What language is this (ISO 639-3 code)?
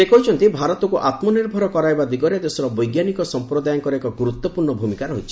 ori